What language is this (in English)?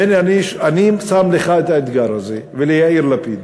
Hebrew